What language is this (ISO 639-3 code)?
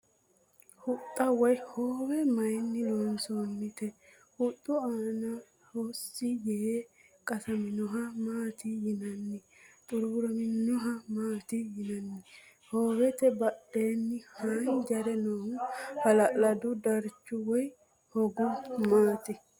sid